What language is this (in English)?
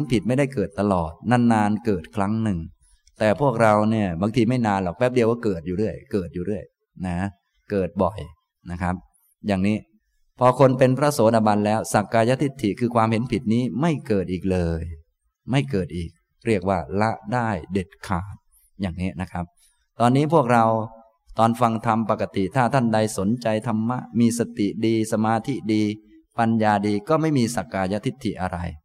Thai